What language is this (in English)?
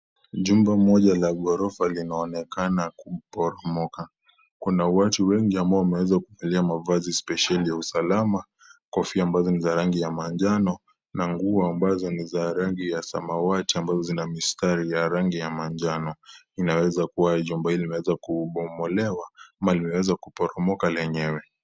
Swahili